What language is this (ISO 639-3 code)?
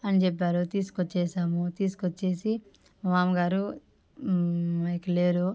tel